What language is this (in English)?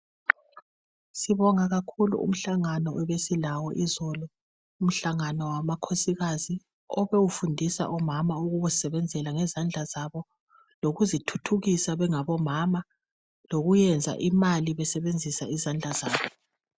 North Ndebele